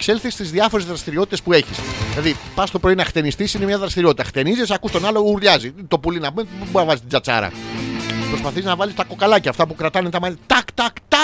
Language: Greek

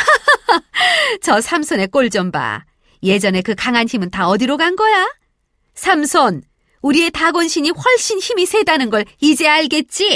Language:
Korean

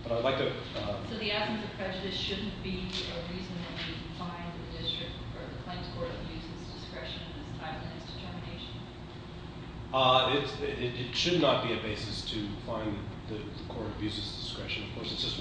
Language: English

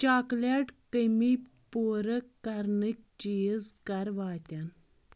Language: Kashmiri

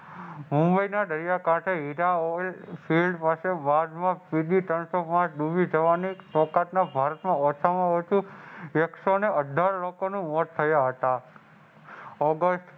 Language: Gujarati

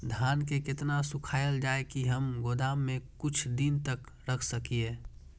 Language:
Maithili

